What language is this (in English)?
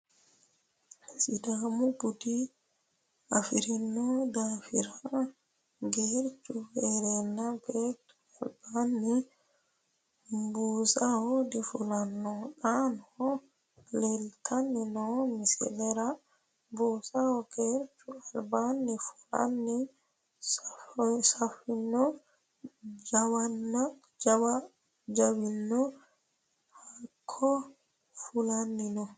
Sidamo